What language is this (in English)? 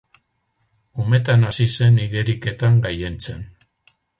Basque